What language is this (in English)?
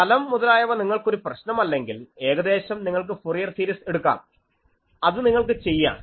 Malayalam